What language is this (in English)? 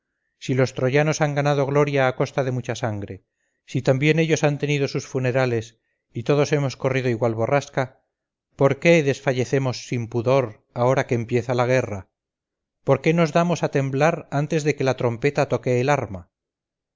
Spanish